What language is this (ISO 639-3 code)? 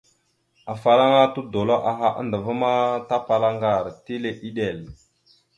mxu